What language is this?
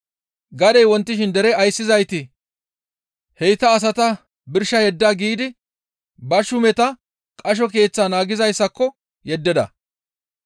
Gamo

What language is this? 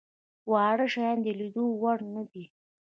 Pashto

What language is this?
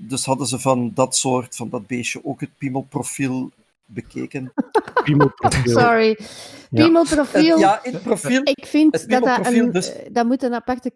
Dutch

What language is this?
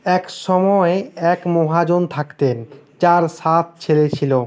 Bangla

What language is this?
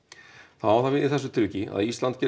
Icelandic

